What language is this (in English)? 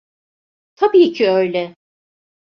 Turkish